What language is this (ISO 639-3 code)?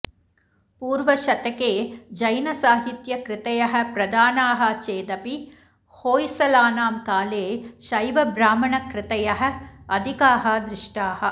san